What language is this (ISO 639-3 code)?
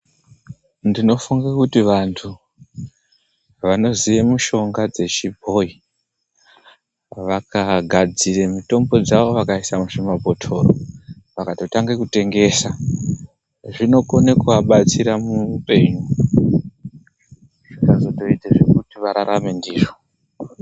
ndc